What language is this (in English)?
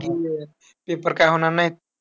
Marathi